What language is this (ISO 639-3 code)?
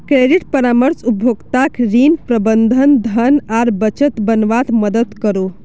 mag